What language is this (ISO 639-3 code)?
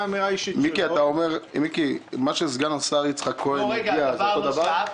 heb